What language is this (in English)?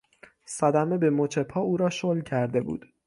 Persian